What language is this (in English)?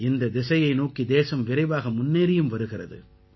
Tamil